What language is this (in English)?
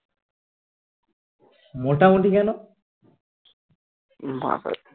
Bangla